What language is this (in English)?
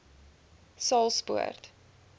Afrikaans